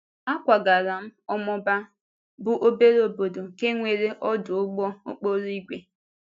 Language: Igbo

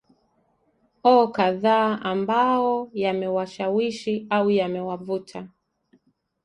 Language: Swahili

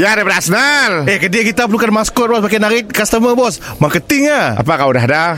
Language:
Malay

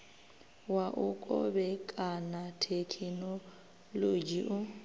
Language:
Venda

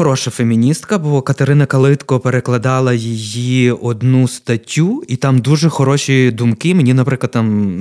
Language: Ukrainian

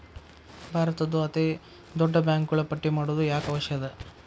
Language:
Kannada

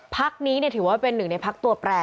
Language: Thai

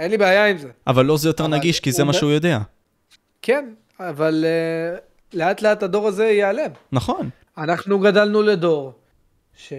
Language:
Hebrew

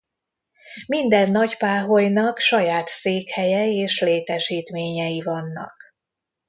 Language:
Hungarian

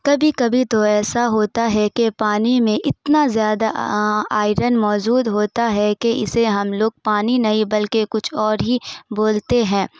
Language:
Urdu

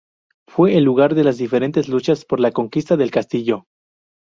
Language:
Spanish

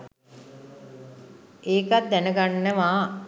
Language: Sinhala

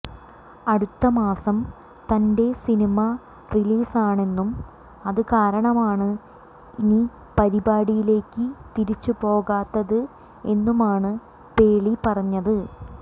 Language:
Malayalam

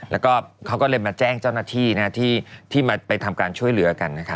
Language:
Thai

